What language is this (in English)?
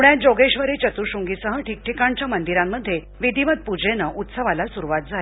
Marathi